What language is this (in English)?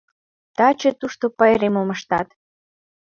Mari